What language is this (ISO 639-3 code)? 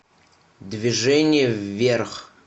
rus